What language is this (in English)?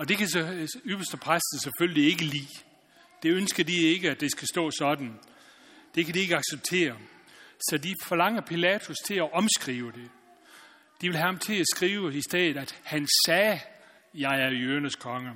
Danish